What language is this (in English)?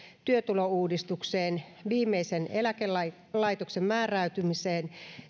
Finnish